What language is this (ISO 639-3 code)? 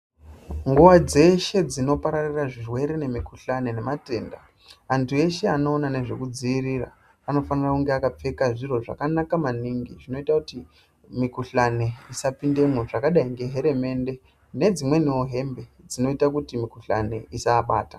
ndc